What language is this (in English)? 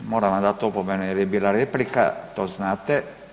Croatian